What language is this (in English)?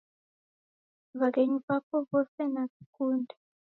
Taita